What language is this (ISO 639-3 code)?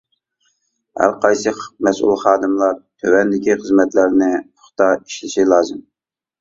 uig